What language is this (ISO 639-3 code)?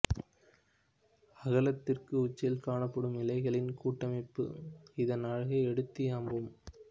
tam